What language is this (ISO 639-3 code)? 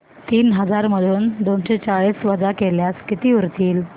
mar